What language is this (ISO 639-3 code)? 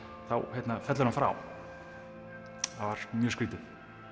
isl